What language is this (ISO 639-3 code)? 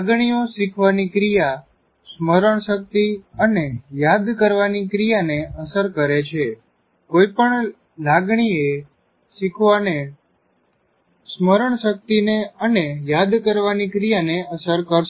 guj